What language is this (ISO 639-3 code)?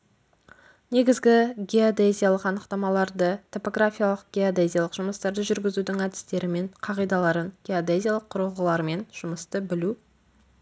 kaz